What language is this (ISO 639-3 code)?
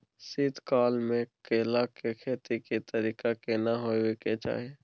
mai